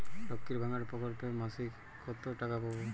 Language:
Bangla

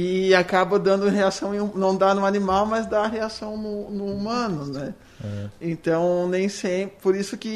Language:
Portuguese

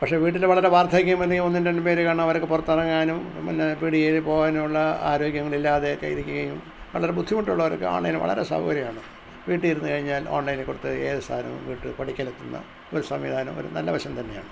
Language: Malayalam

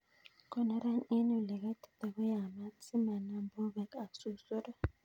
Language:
Kalenjin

